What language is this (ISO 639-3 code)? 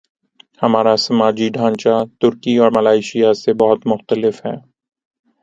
urd